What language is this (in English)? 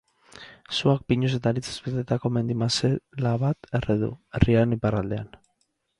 Basque